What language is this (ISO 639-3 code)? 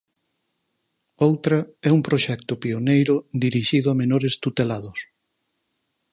glg